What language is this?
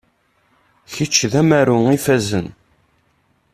Kabyle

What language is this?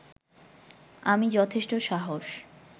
Bangla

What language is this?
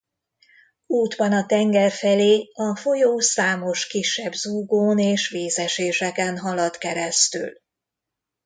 Hungarian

